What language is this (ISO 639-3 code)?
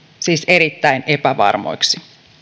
fin